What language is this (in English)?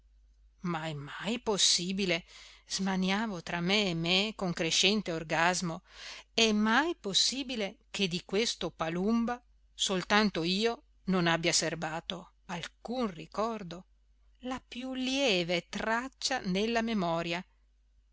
Italian